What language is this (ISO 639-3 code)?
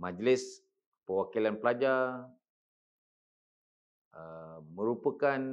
msa